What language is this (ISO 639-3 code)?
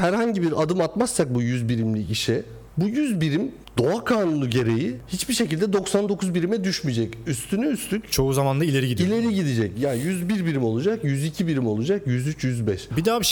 tur